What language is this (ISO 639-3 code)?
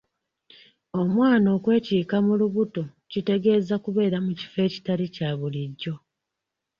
lug